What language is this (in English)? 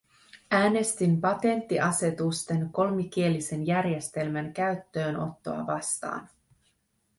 Finnish